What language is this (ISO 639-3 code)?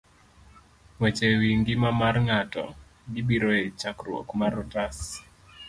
luo